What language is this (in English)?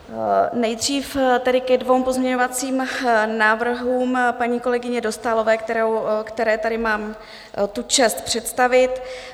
Czech